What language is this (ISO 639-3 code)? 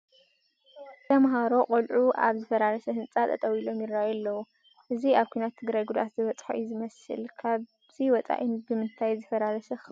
tir